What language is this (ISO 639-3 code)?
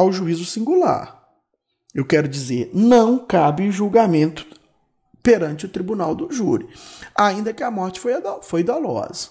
por